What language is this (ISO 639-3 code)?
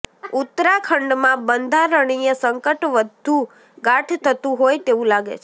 guj